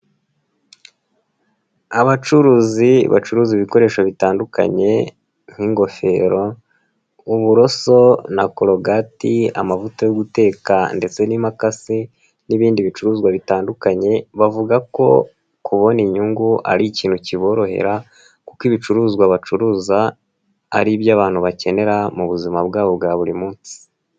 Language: Kinyarwanda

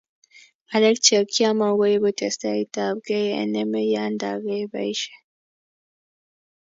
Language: Kalenjin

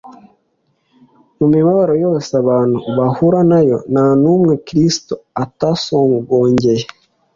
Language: Kinyarwanda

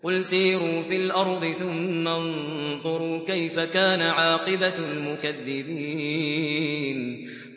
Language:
Arabic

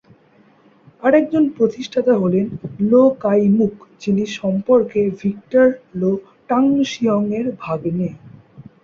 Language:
Bangla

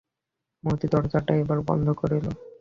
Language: Bangla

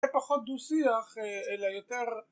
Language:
Hebrew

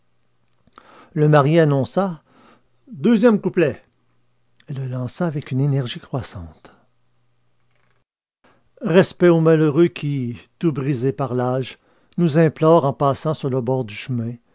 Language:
French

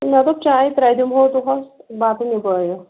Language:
Kashmiri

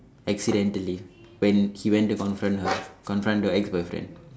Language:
English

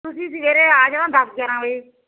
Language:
Punjabi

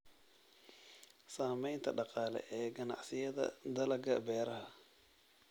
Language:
Somali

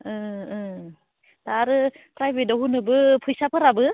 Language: Bodo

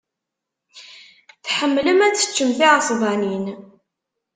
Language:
Kabyle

